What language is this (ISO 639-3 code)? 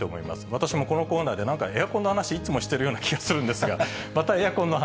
jpn